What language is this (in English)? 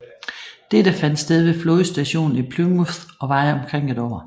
Danish